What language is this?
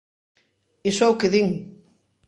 Galician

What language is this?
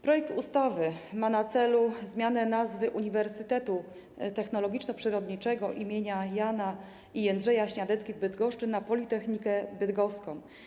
Polish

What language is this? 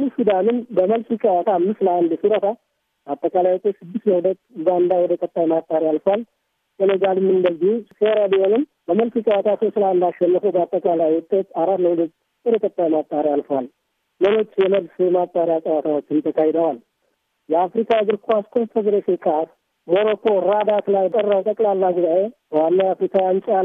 Amharic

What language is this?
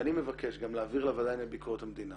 Hebrew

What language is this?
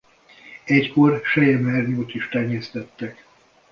Hungarian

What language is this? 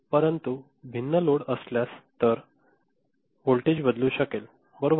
Marathi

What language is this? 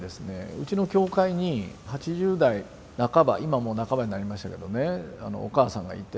Japanese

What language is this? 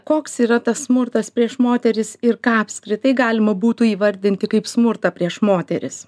Lithuanian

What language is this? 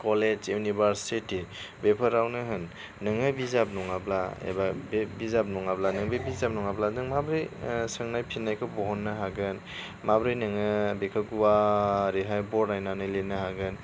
Bodo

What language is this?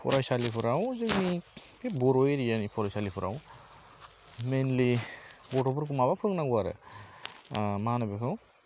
Bodo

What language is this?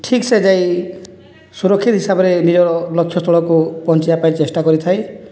Odia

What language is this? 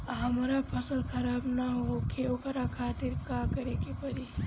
Bhojpuri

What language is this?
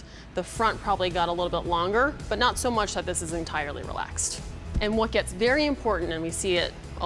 English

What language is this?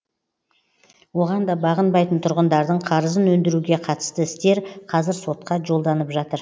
Kazakh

